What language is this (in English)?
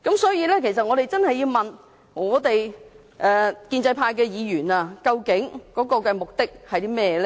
Cantonese